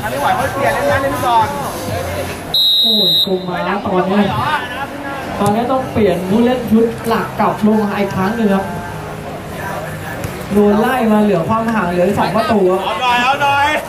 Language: Thai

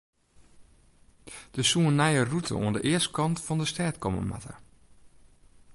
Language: Western Frisian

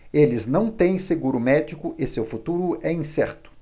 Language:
Portuguese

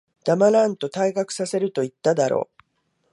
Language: Japanese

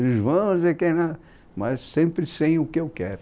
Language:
Portuguese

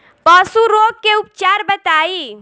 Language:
Bhojpuri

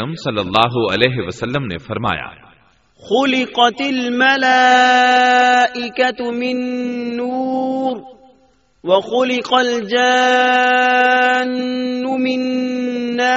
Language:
Urdu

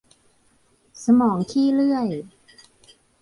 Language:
Thai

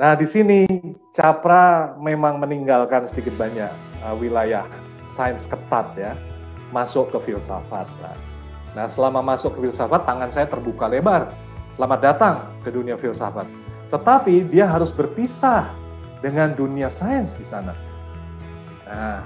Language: Indonesian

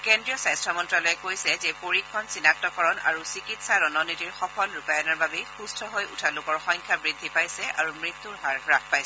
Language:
Assamese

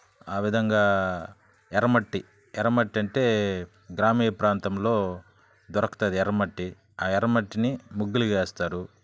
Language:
Telugu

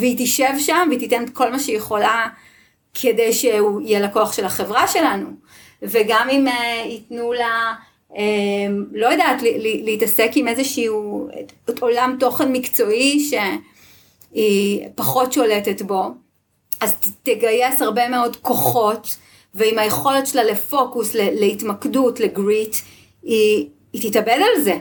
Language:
Hebrew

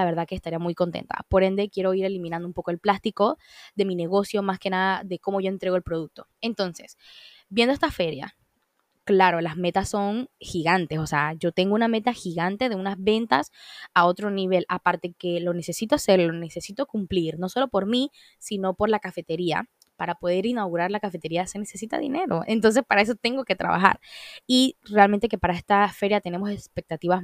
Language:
Spanish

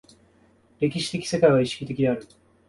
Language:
Japanese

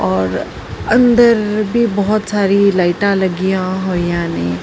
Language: Punjabi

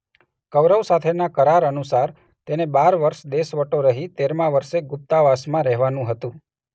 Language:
Gujarati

